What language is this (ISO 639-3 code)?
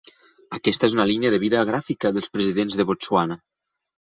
cat